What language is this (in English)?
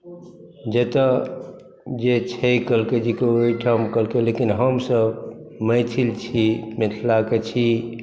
Maithili